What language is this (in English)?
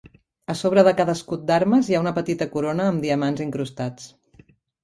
Catalan